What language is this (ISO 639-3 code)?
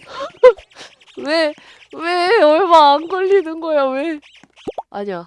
kor